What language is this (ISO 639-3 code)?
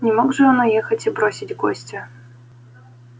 rus